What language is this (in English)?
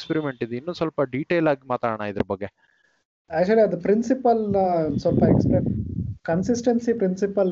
Kannada